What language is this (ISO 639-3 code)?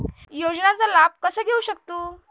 mar